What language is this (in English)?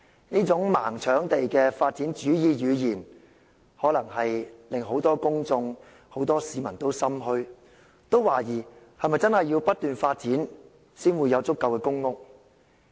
Cantonese